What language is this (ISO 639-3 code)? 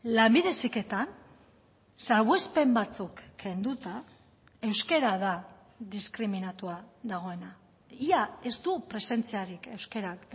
eus